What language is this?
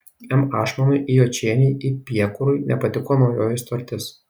Lithuanian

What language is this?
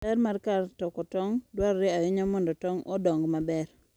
Luo (Kenya and Tanzania)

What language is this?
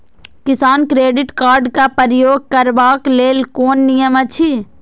Maithili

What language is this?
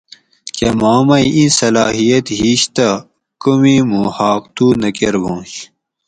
Gawri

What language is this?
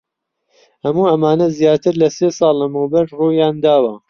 Central Kurdish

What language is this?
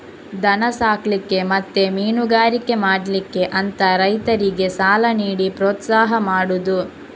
Kannada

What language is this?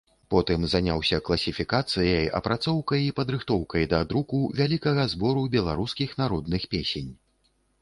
Belarusian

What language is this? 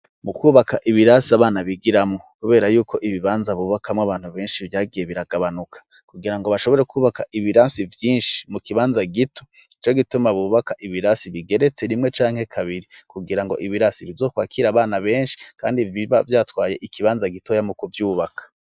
Rundi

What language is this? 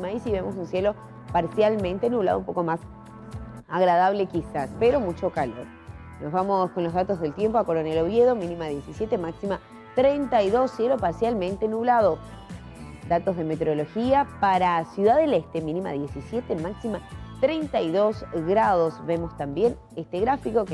Spanish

